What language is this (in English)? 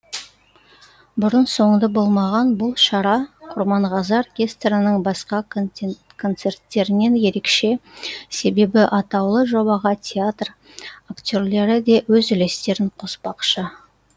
Kazakh